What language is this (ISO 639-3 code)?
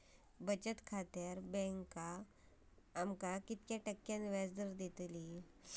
mar